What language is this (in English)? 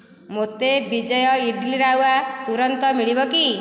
Odia